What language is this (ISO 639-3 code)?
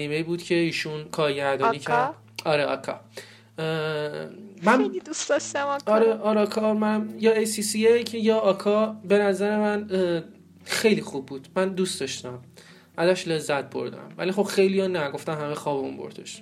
fas